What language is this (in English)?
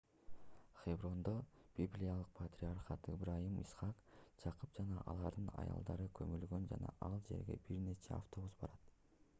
Kyrgyz